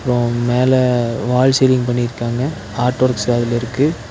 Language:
Tamil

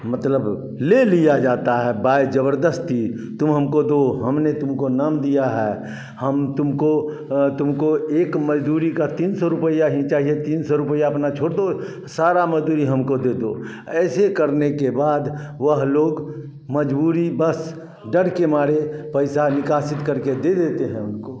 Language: Hindi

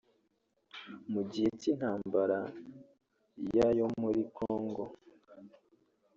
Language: Kinyarwanda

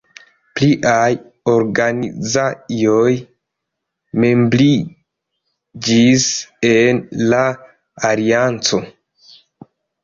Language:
Esperanto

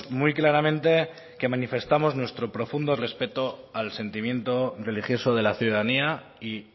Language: Spanish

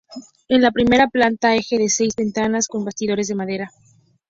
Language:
Spanish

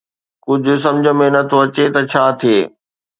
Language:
Sindhi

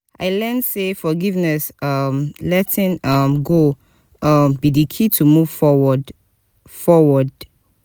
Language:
Nigerian Pidgin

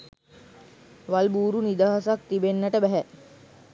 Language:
Sinhala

